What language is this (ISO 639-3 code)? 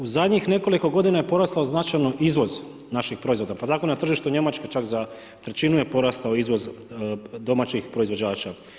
hrv